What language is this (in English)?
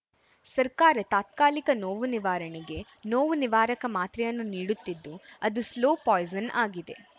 Kannada